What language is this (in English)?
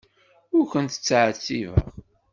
Kabyle